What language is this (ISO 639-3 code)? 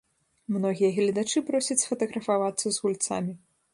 bel